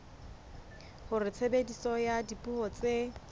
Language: Southern Sotho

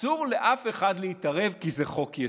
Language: Hebrew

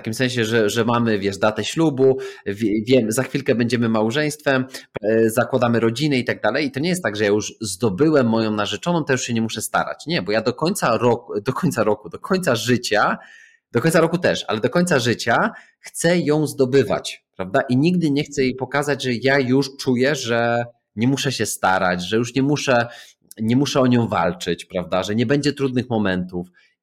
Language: Polish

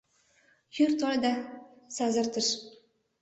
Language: Mari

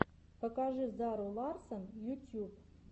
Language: Russian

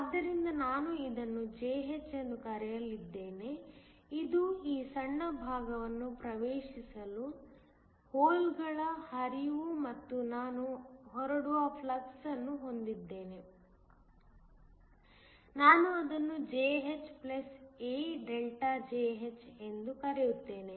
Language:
Kannada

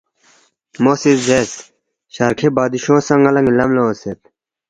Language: Balti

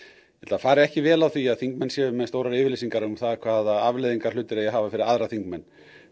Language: Icelandic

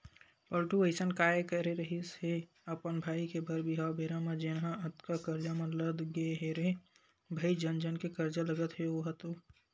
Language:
Chhattisgarhi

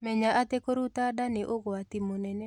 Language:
Kikuyu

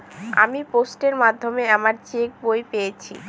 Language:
Bangla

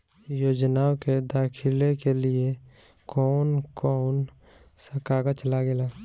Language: Bhojpuri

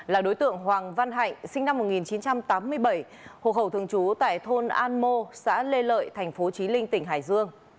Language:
Vietnamese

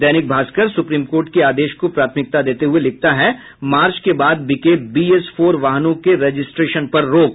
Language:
Hindi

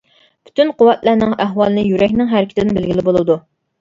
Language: Uyghur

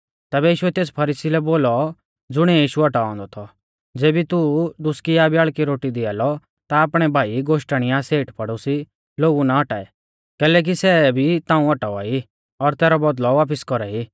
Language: Mahasu Pahari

